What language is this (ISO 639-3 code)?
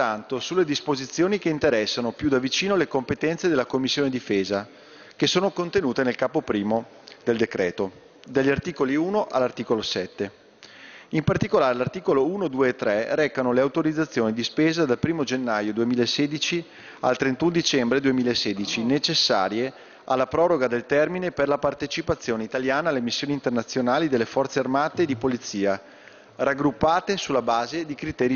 ita